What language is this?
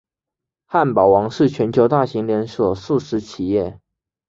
Chinese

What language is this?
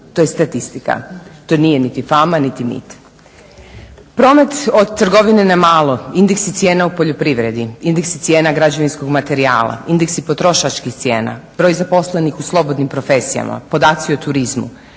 Croatian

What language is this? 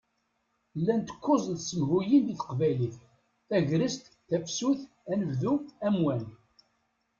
Kabyle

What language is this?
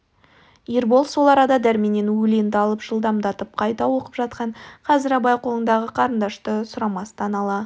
Kazakh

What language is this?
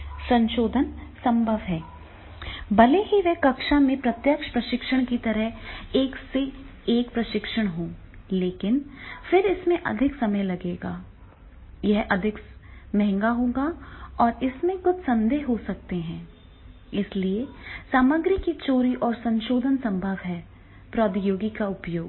Hindi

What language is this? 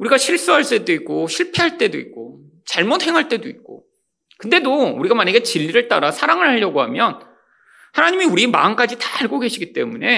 Korean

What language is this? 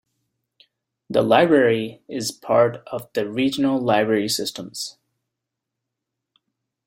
English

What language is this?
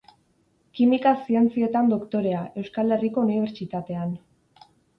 Basque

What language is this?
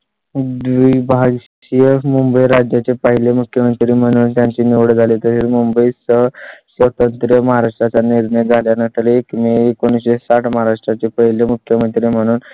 Marathi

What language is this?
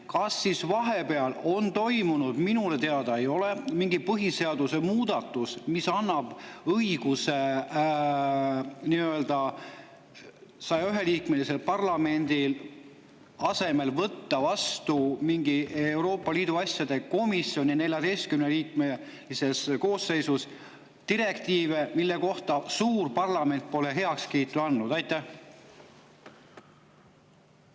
Estonian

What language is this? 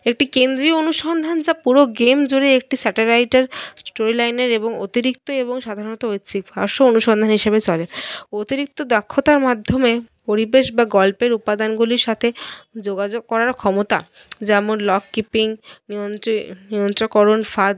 Bangla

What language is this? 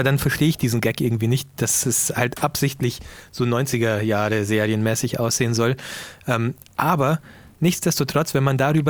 German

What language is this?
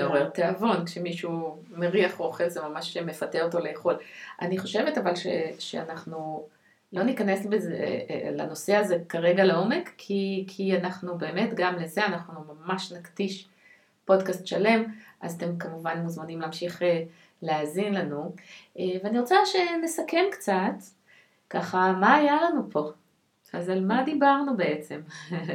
Hebrew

